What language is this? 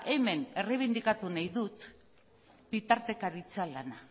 Basque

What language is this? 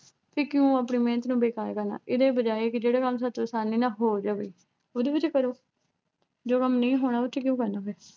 Punjabi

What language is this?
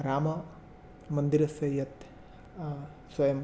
Sanskrit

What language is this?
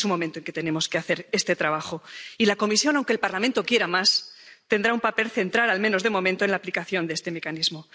Spanish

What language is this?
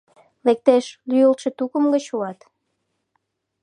Mari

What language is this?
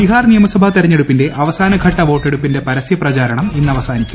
Malayalam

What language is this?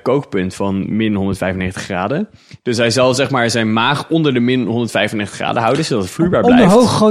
Dutch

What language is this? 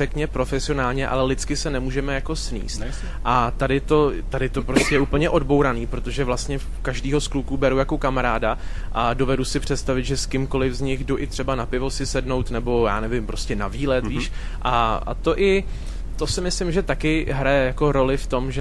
Czech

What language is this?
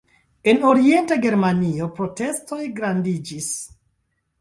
Esperanto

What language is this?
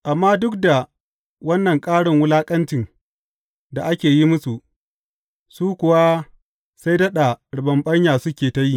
Hausa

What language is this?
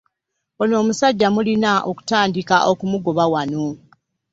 Ganda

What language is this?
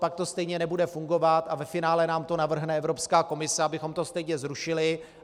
Czech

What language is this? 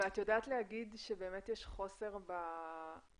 Hebrew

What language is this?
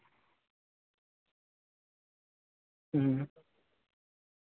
Santali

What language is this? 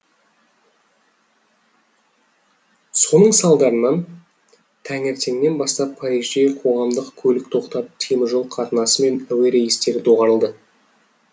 Kazakh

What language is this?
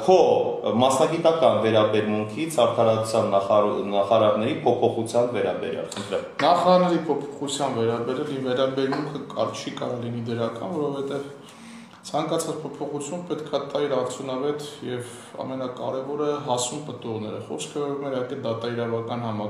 Turkish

